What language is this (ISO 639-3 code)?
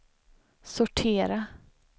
swe